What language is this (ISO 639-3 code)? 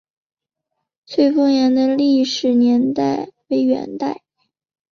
zho